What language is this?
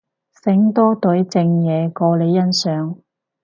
Cantonese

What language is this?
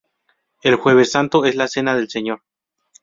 Spanish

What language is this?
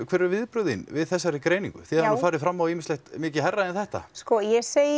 Icelandic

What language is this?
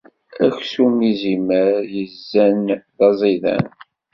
Kabyle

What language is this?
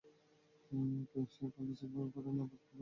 Bangla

